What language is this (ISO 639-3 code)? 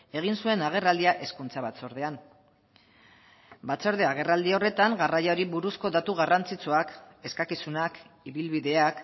eus